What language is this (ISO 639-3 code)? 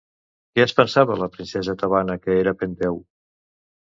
cat